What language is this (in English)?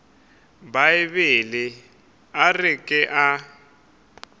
Northern Sotho